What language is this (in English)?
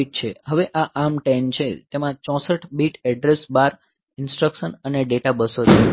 Gujarati